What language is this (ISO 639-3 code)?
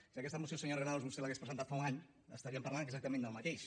cat